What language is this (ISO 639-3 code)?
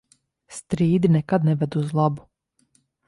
lav